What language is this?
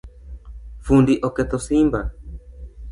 Luo (Kenya and Tanzania)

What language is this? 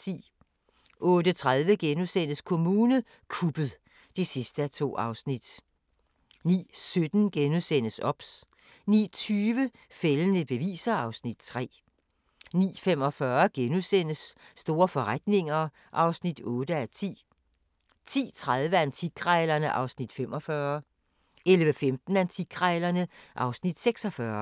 Danish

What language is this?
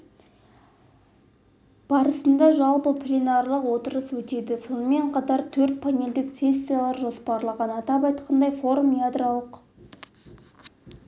Kazakh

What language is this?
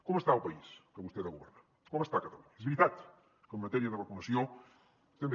Catalan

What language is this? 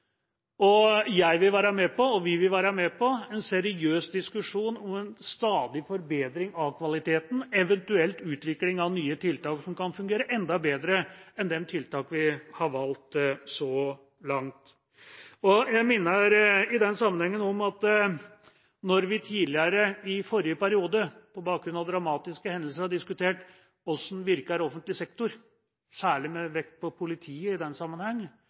Norwegian Bokmål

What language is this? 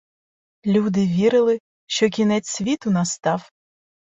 Ukrainian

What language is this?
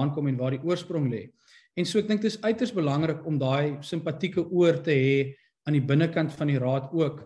Dutch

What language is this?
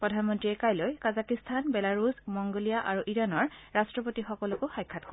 Assamese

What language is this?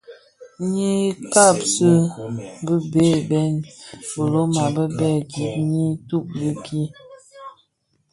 Bafia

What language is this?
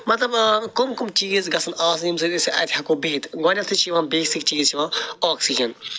Kashmiri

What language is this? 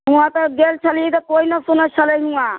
Maithili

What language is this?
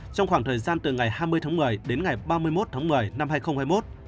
Vietnamese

